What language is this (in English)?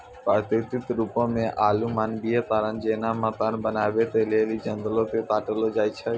Maithili